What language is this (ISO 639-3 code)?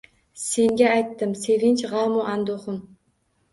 uzb